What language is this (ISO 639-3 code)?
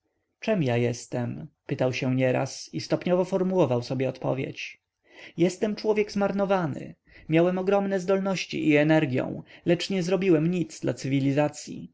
pol